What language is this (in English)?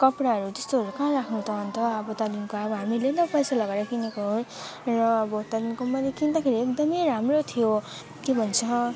Nepali